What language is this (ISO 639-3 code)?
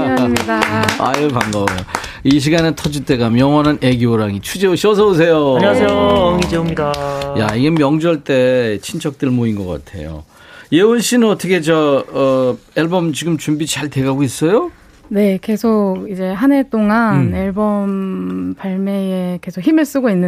kor